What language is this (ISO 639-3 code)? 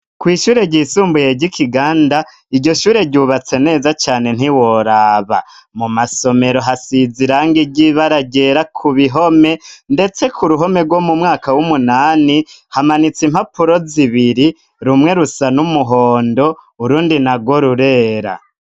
run